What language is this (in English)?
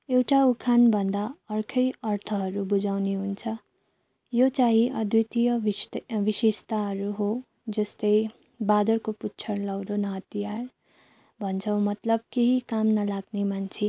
Nepali